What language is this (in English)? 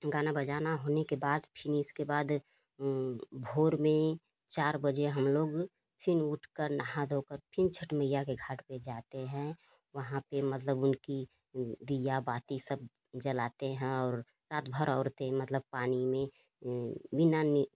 Hindi